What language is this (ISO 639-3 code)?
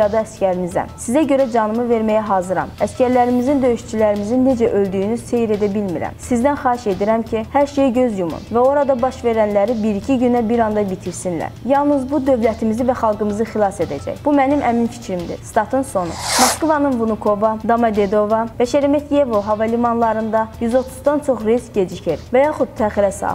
tur